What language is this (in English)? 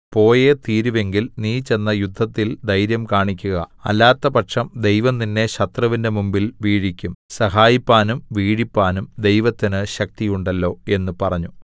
Malayalam